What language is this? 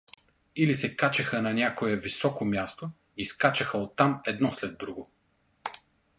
Bulgarian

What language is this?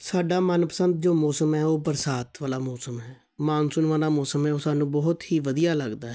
Punjabi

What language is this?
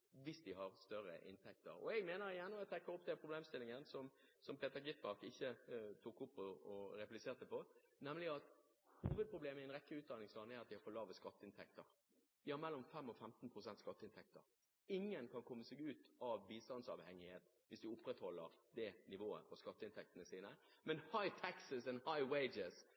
Norwegian Bokmål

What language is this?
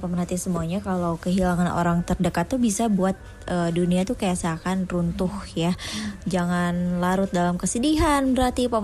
Indonesian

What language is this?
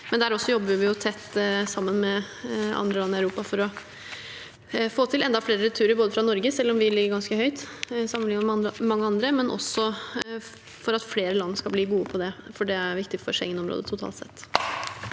Norwegian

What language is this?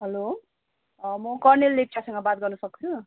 Nepali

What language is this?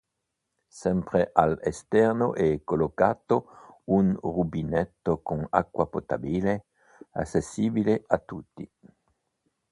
Italian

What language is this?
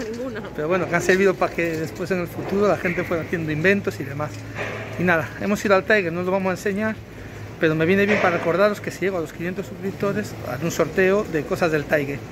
Spanish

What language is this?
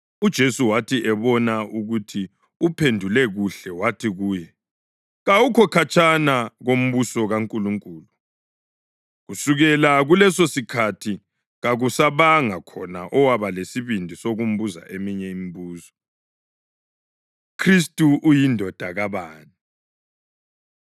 North Ndebele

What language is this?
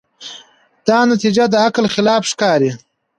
Pashto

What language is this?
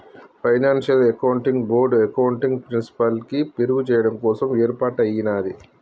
Telugu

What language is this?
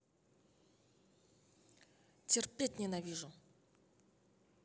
Russian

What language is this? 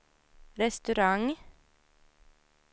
Swedish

